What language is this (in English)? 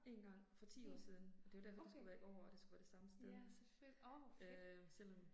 Danish